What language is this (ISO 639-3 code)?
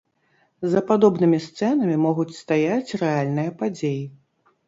bel